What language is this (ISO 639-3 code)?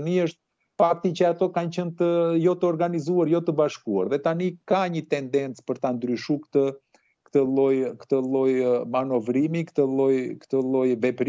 ron